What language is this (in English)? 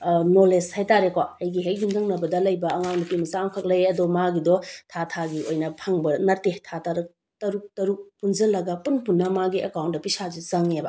Manipuri